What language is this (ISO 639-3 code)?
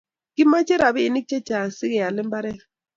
kln